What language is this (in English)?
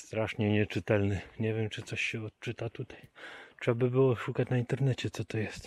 Polish